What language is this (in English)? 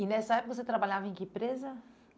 Portuguese